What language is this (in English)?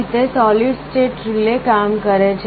Gujarati